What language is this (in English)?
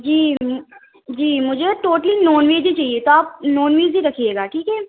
Urdu